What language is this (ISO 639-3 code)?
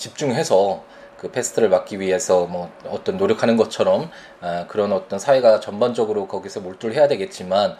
kor